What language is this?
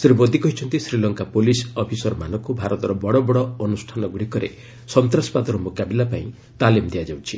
Odia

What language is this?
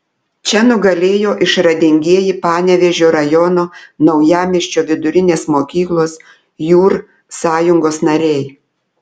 Lithuanian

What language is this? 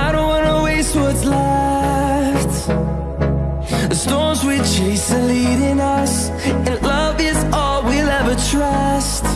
English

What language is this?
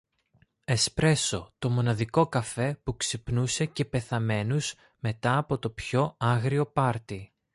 Greek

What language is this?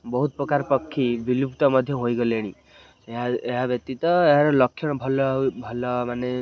Odia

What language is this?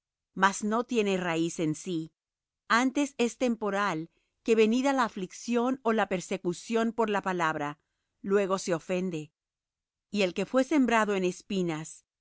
Spanish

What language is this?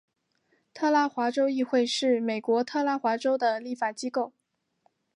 Chinese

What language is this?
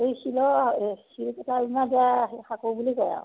Assamese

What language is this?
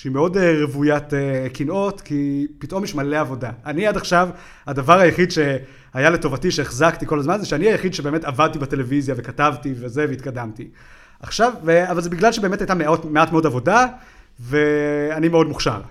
Hebrew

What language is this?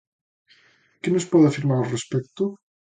Galician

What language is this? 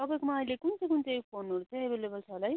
Nepali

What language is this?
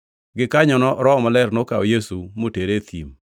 Luo (Kenya and Tanzania)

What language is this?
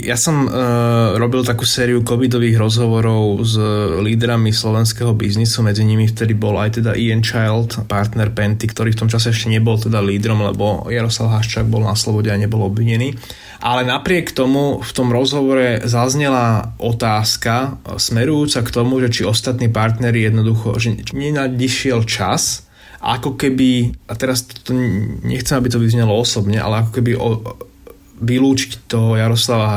Slovak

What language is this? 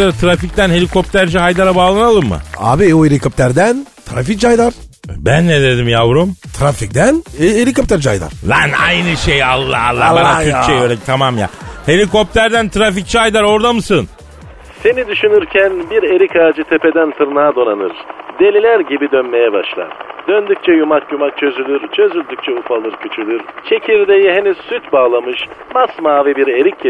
Turkish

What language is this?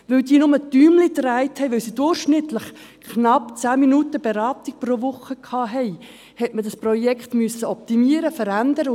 Swiss German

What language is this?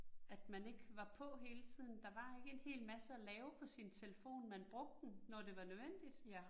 Danish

